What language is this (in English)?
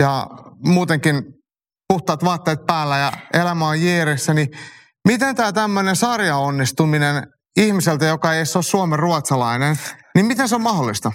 Finnish